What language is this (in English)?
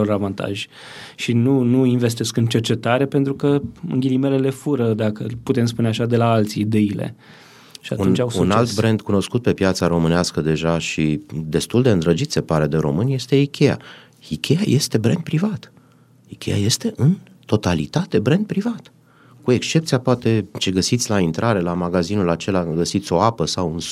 Romanian